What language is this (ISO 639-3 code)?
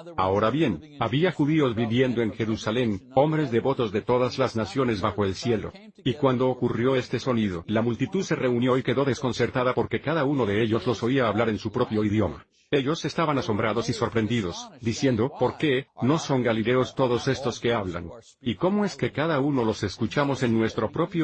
spa